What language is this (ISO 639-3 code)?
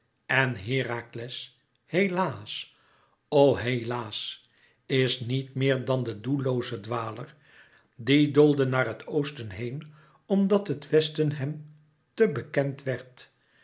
nld